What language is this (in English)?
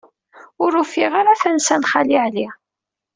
Kabyle